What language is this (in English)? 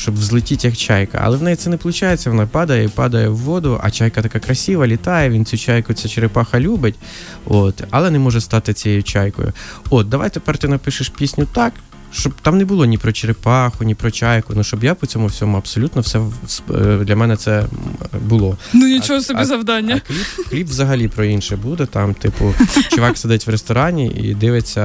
Ukrainian